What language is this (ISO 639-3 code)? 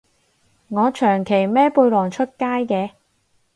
yue